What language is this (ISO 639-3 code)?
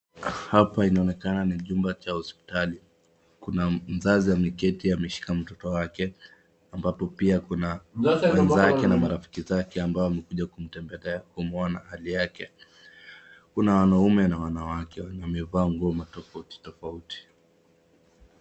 swa